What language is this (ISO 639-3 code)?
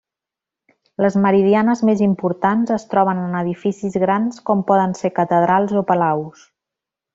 cat